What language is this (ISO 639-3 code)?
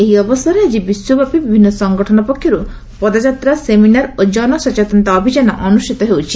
ori